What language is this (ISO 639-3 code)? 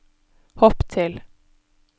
nor